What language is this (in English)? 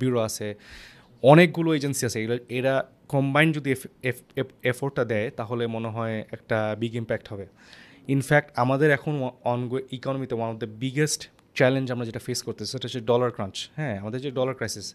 Bangla